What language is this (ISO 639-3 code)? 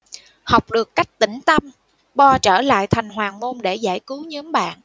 vie